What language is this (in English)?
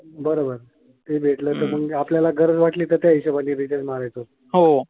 Marathi